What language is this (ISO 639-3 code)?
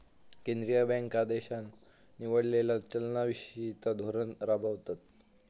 mar